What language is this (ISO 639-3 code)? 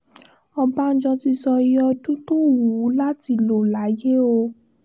yor